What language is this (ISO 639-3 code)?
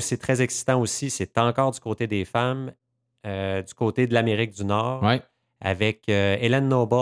fra